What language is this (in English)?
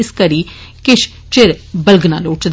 Dogri